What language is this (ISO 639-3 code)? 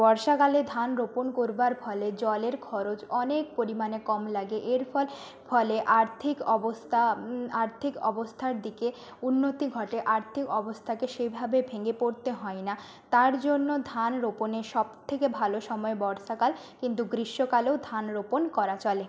ben